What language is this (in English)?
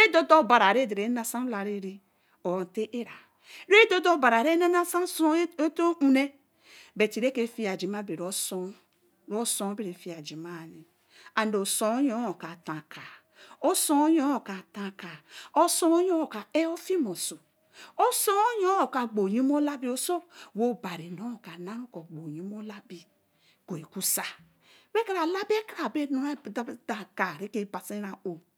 Eleme